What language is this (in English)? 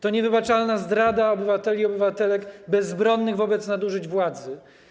Polish